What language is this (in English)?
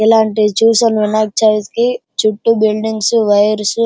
Telugu